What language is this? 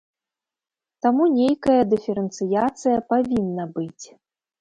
Belarusian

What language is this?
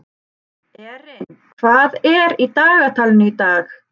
Icelandic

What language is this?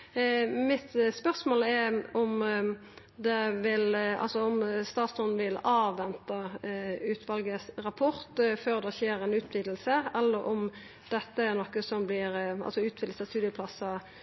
Norwegian Nynorsk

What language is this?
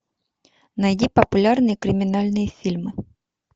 Russian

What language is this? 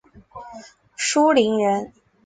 Chinese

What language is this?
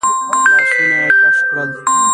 Pashto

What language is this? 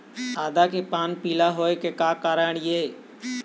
Chhattisgarhi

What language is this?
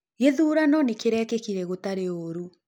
Kikuyu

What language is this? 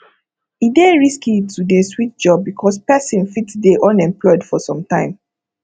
Nigerian Pidgin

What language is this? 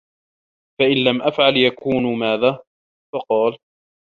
Arabic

